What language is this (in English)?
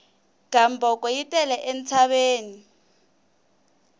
Tsonga